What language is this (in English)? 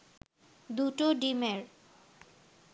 Bangla